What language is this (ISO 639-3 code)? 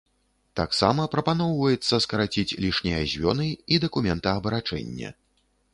bel